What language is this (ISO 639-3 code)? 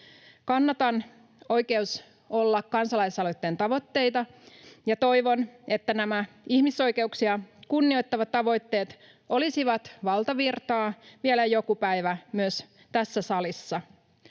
fin